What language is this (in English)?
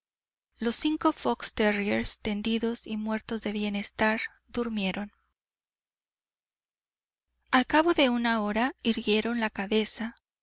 Spanish